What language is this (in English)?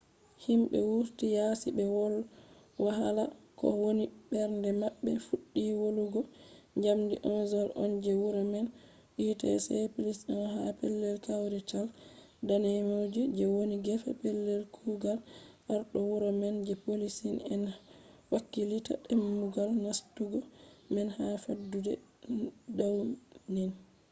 Fula